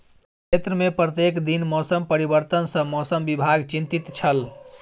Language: Maithili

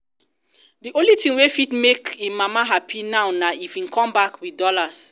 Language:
Nigerian Pidgin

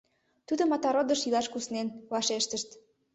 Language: Mari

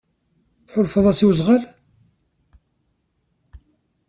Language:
Kabyle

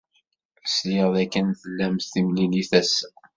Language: Kabyle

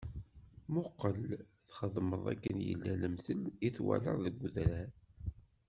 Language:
Kabyle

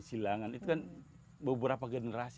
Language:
Indonesian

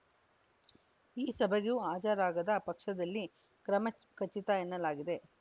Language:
Kannada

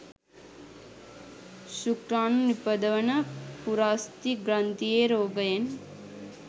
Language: Sinhala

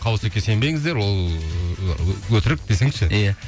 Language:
Kazakh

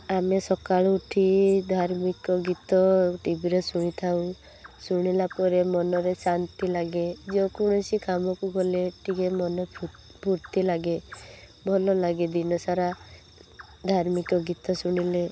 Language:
Odia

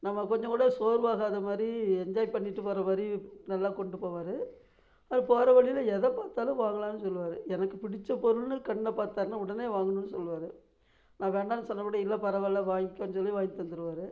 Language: Tamil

